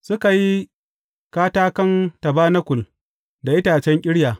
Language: Hausa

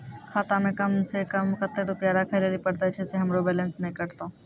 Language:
Maithili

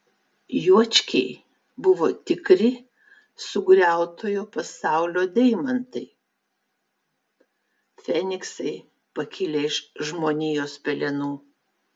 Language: Lithuanian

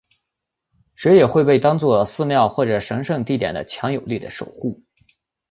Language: Chinese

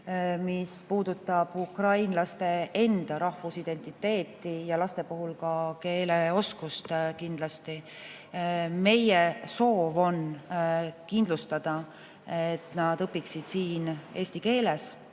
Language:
Estonian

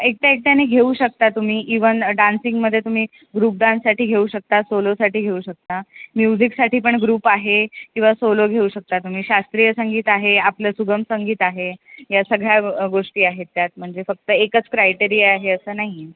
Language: Marathi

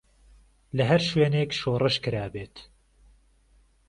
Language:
Central Kurdish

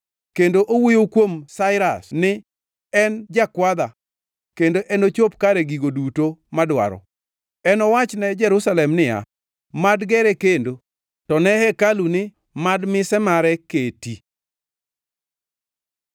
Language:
Luo (Kenya and Tanzania)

